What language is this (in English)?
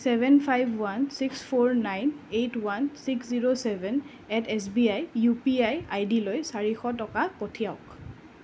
Assamese